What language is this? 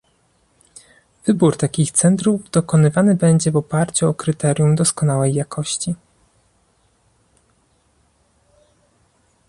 Polish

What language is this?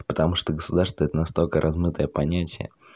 Russian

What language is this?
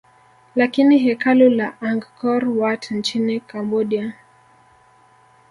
Swahili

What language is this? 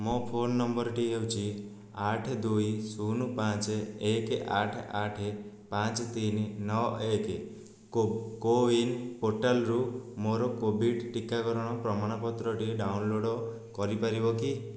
Odia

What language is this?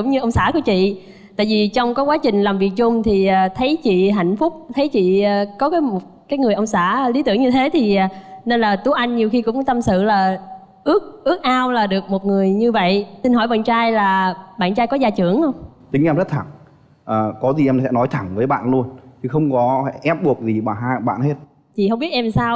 Vietnamese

